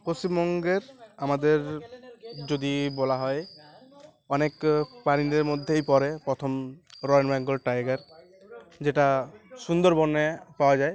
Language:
Bangla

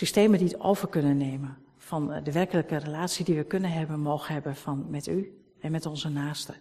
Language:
Dutch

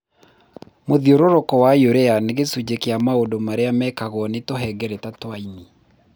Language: Kikuyu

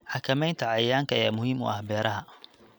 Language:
Somali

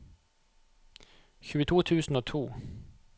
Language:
Norwegian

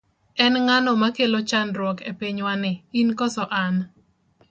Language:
Luo (Kenya and Tanzania)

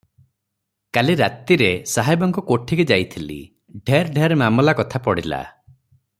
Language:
Odia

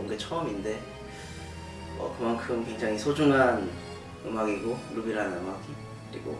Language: Korean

